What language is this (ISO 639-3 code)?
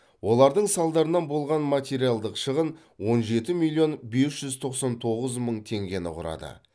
kaz